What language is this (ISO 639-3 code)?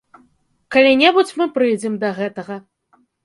bel